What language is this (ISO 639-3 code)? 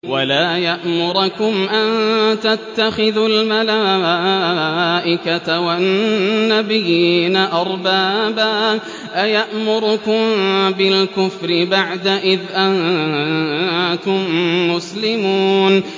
ara